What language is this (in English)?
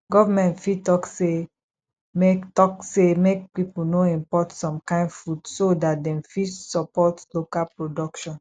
Nigerian Pidgin